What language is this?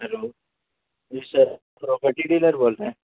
Urdu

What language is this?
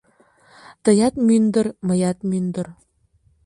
Mari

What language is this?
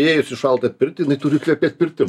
Lithuanian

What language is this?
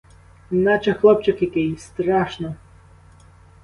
Ukrainian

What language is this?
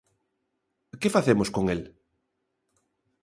Galician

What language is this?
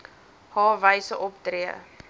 Afrikaans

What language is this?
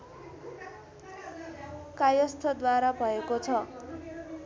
Nepali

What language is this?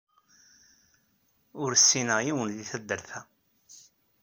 Kabyle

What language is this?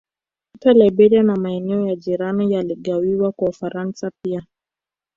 Swahili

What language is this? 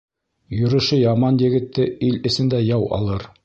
Bashkir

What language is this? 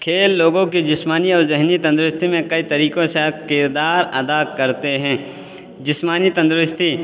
Urdu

